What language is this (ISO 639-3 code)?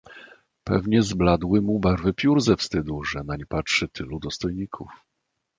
pol